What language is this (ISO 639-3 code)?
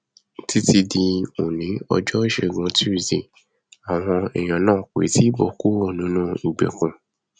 yor